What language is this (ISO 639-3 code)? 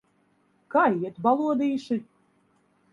lav